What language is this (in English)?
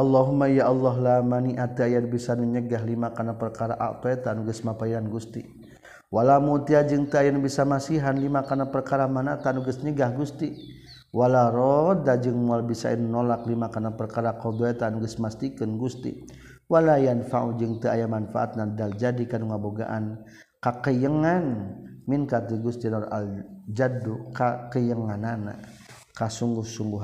Malay